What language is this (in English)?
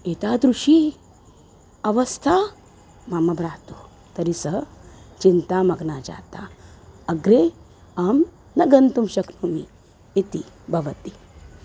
Sanskrit